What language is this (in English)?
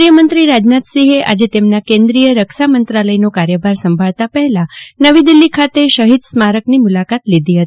Gujarati